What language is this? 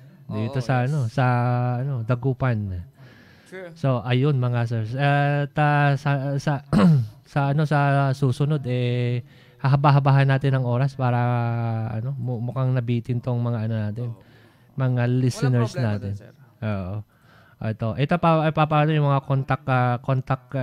Filipino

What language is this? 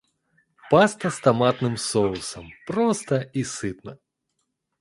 Russian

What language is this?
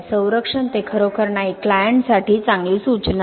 Marathi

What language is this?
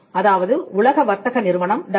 Tamil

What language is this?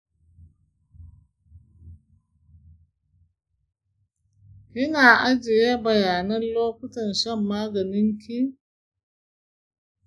Hausa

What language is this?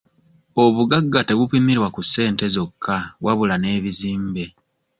Ganda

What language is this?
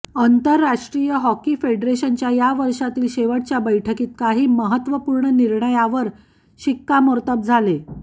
Marathi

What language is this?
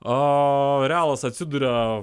Lithuanian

